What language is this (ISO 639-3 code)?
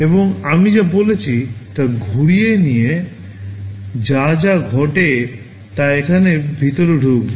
ben